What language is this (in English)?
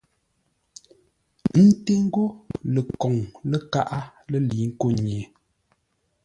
Ngombale